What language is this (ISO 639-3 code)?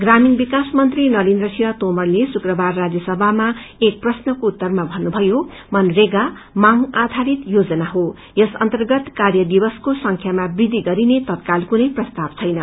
nep